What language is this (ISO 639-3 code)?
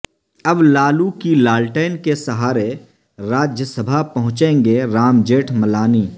urd